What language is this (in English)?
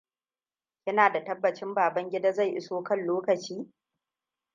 Hausa